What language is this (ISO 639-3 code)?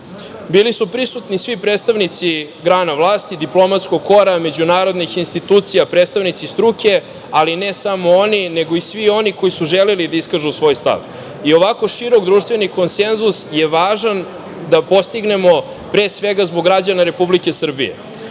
srp